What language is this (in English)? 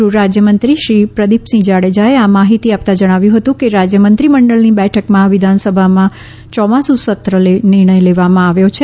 Gujarati